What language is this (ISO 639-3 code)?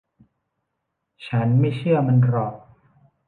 tha